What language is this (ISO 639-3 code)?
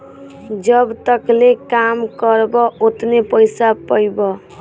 bho